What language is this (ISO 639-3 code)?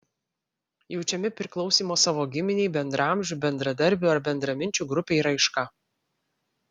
lit